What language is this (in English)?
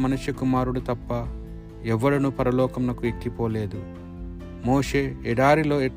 Telugu